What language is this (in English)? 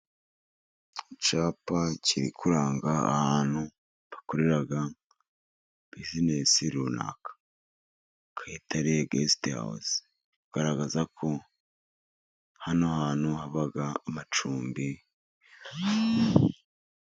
Kinyarwanda